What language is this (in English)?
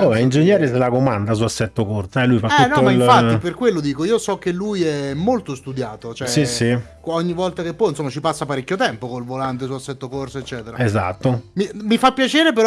Italian